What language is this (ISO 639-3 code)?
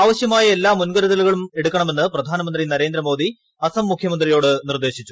mal